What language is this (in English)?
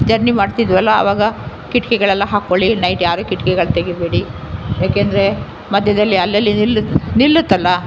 Kannada